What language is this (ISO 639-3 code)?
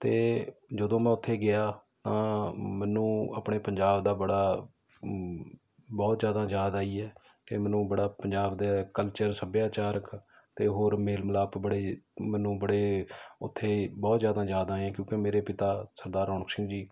pan